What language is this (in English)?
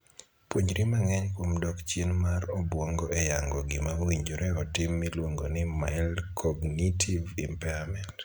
Luo (Kenya and Tanzania)